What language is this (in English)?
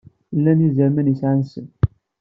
Kabyle